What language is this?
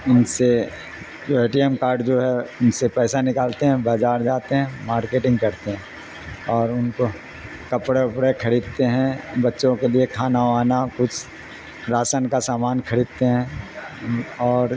Urdu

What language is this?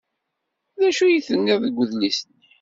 Kabyle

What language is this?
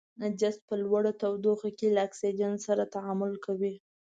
Pashto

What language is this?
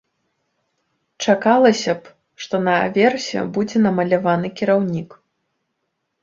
Belarusian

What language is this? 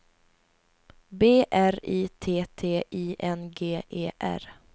Swedish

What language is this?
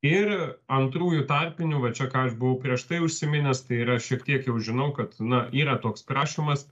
Lithuanian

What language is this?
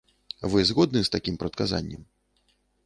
Belarusian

